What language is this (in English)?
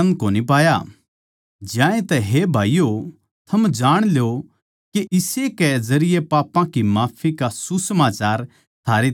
Haryanvi